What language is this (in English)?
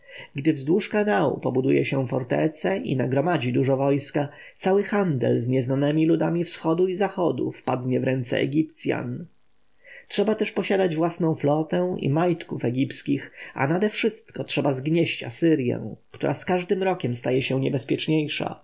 Polish